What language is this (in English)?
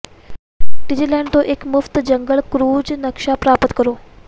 Punjabi